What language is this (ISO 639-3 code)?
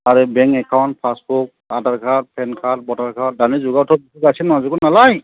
brx